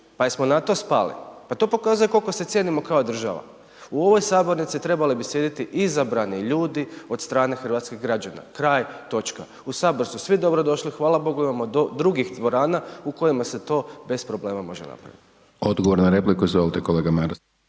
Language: Croatian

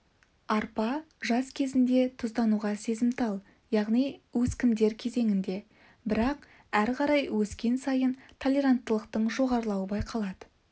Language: Kazakh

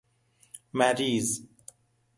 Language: Persian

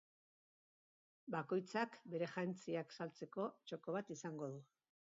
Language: Basque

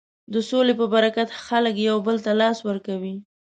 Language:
Pashto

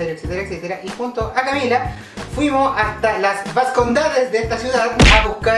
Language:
Spanish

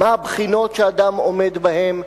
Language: Hebrew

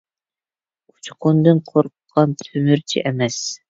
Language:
Uyghur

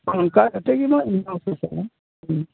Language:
Santali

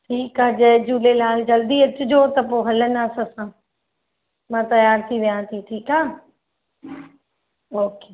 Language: Sindhi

